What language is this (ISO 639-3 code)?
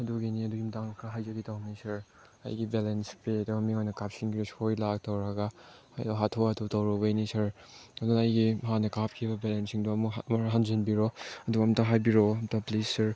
mni